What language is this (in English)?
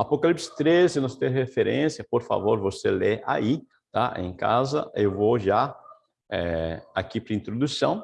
Portuguese